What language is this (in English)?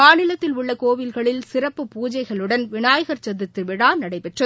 Tamil